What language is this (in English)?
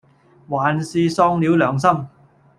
Cantonese